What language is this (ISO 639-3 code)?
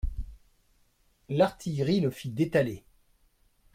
fra